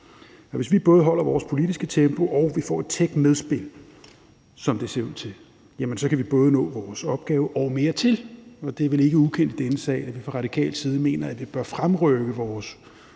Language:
Danish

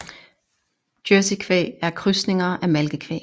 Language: Danish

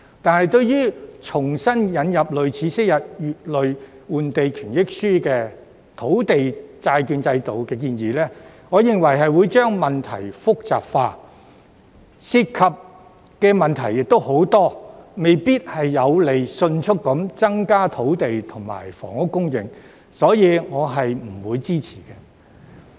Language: Cantonese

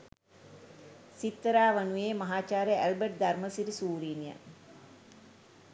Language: Sinhala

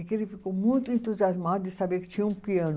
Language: Portuguese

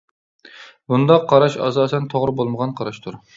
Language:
Uyghur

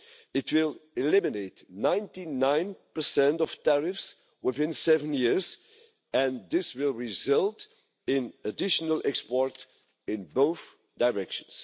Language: English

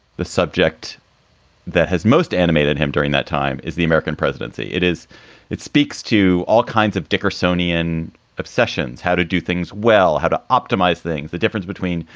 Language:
English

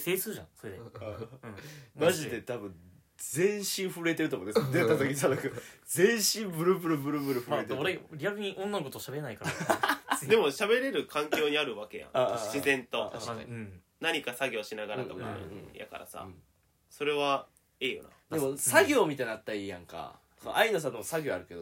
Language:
Japanese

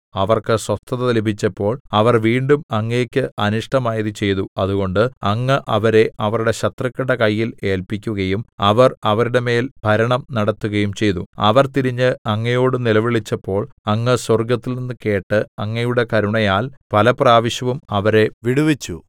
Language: Malayalam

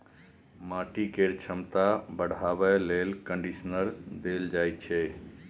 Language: Maithili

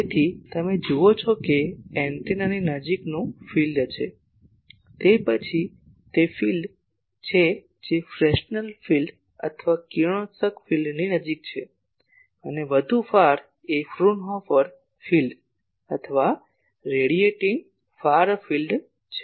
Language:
Gujarati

